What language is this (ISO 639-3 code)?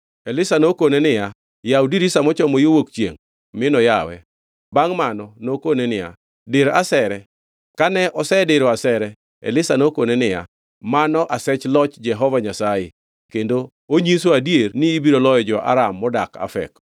luo